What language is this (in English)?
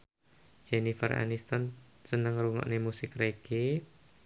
Javanese